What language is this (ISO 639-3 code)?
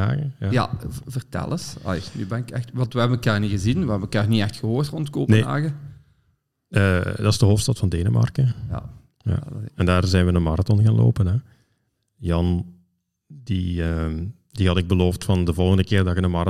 nld